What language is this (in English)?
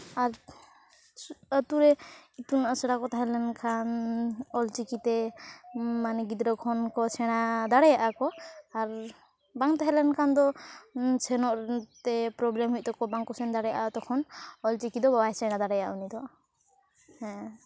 Santali